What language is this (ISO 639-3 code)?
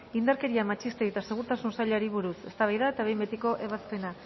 eus